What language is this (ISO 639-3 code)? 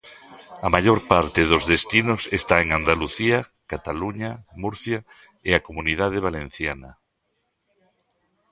glg